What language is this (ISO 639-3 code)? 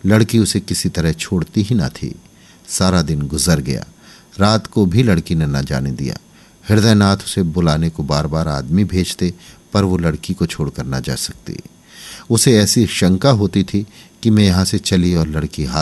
hin